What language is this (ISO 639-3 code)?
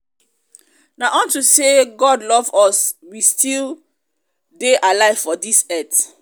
pcm